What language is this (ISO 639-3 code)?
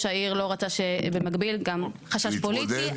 heb